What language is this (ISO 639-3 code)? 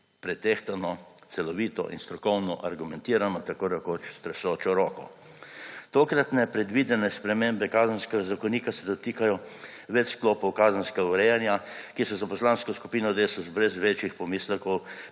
slv